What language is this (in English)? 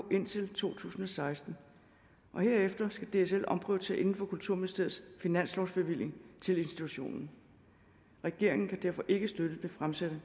Danish